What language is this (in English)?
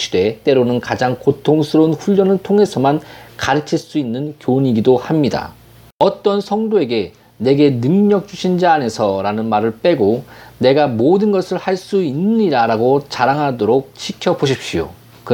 Korean